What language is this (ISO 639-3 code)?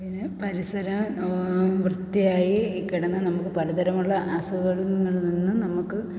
mal